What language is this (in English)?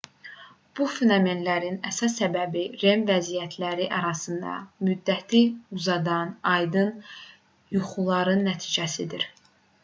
Azerbaijani